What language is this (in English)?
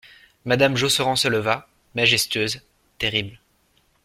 French